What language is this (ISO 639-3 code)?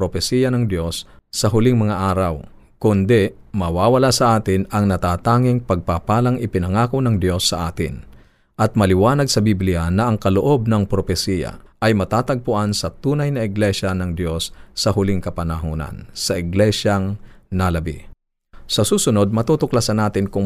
fil